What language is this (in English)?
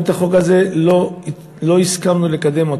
Hebrew